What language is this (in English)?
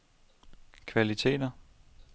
Danish